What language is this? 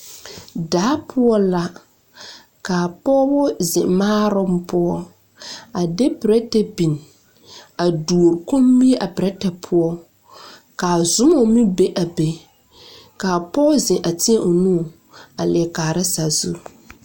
Southern Dagaare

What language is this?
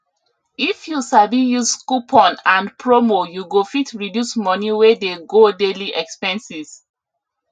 Nigerian Pidgin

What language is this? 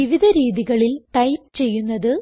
Malayalam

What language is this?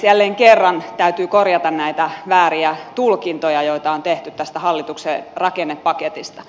Finnish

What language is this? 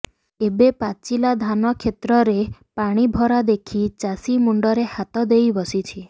Odia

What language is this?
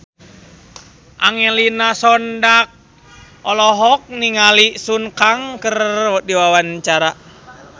Sundanese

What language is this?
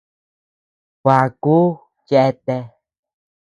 Tepeuxila Cuicatec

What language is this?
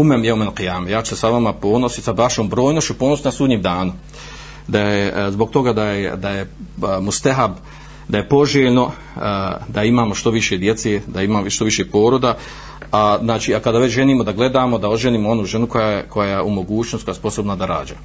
Croatian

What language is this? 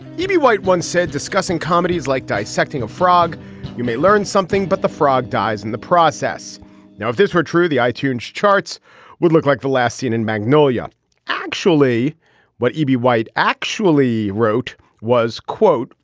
English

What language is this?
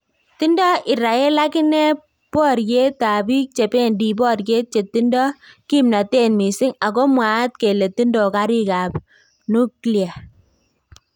Kalenjin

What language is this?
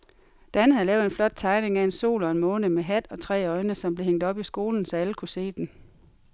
Danish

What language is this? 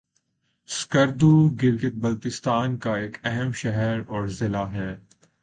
Urdu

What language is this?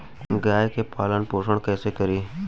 Bhojpuri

